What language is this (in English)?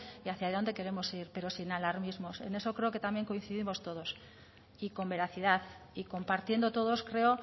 Spanish